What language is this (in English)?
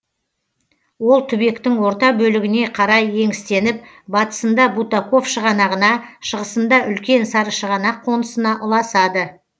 Kazakh